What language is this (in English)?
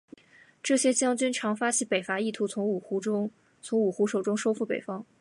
Chinese